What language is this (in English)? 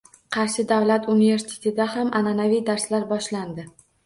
Uzbek